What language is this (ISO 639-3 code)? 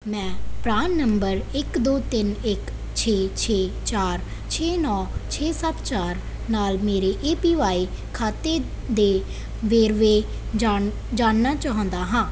pan